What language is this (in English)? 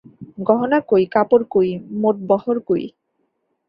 Bangla